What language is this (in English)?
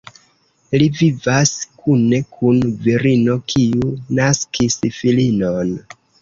Esperanto